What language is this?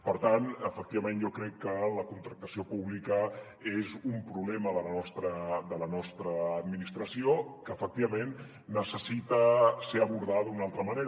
Catalan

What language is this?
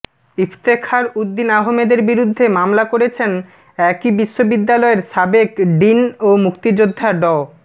Bangla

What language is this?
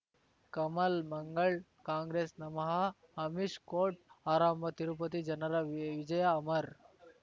Kannada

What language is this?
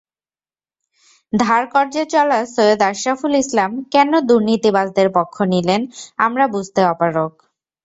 Bangla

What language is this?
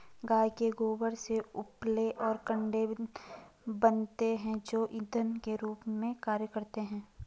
Hindi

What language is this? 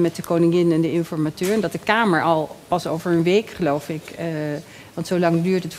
Dutch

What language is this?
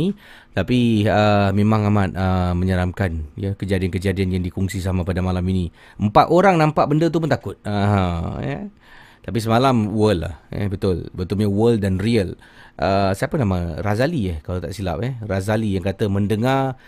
Malay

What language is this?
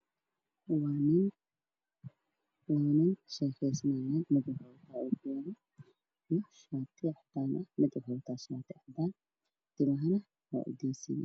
Somali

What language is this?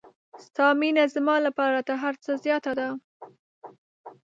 Pashto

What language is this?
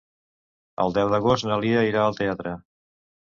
Catalan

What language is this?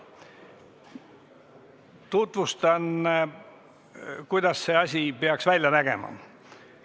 Estonian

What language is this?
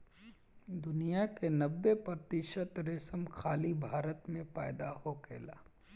Bhojpuri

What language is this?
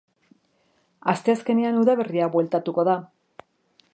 Basque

